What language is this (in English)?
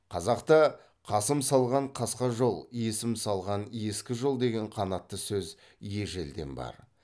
Kazakh